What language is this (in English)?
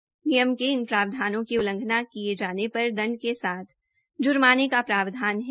Hindi